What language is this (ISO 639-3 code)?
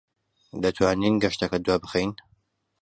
ckb